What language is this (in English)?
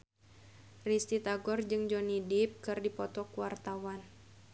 Sundanese